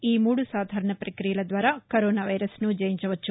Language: Telugu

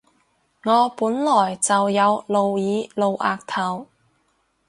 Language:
Cantonese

